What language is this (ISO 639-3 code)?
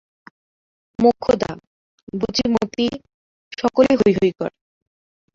ben